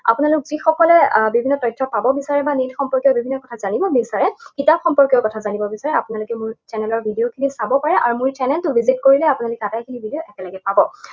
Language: Assamese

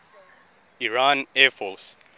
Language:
English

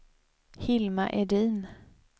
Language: Swedish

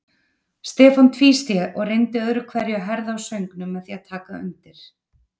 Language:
Icelandic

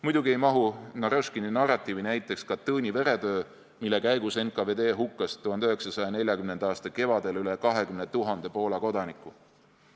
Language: Estonian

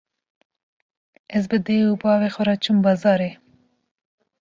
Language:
Kurdish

